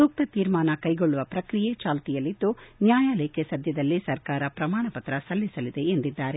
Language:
Kannada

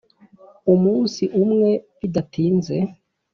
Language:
Kinyarwanda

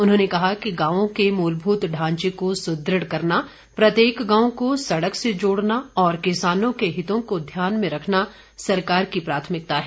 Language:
Hindi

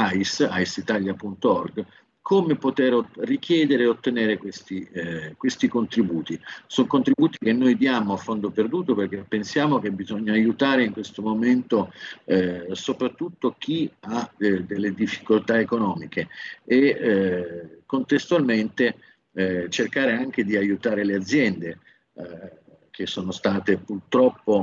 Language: Italian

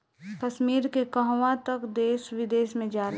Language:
Bhojpuri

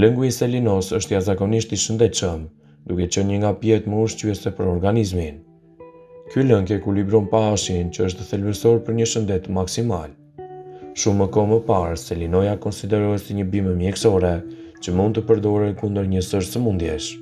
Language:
Romanian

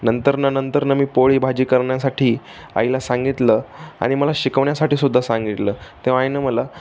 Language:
Marathi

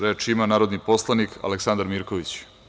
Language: Serbian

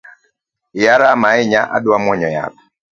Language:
Luo (Kenya and Tanzania)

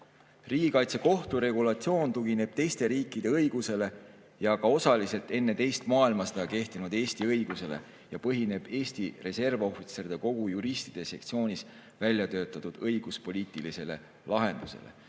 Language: Estonian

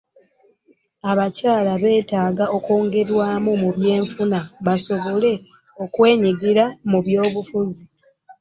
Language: Ganda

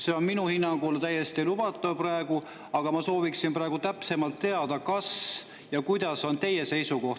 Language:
Estonian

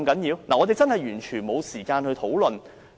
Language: Cantonese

